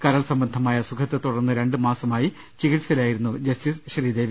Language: Malayalam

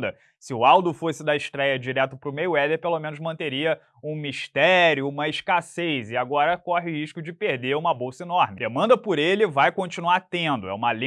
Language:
Portuguese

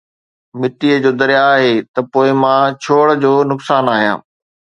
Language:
Sindhi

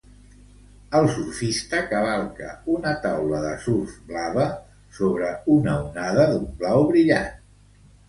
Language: Catalan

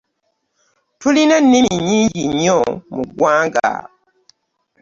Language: Ganda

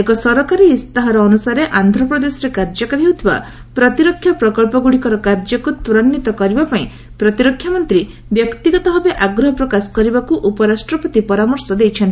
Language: Odia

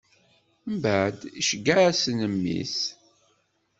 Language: Kabyle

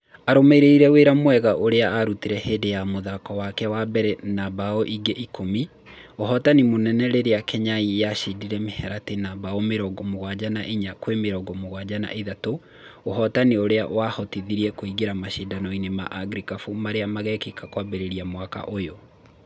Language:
Kikuyu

